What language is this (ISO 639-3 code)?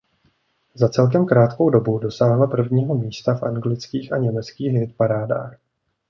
ces